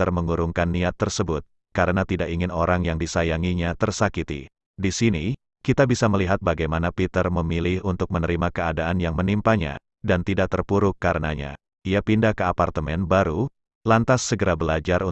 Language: Indonesian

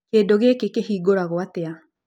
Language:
Kikuyu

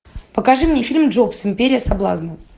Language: Russian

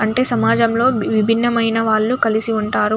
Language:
Telugu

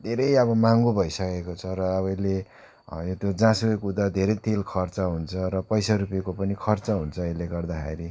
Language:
Nepali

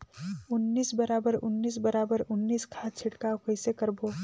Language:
Chhattisgarhi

